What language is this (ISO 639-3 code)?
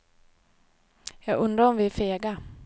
swe